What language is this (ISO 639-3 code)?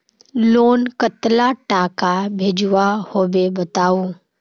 mag